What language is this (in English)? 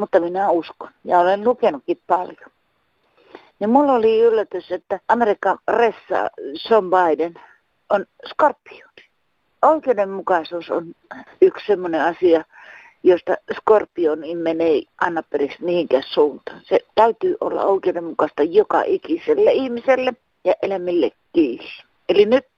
Finnish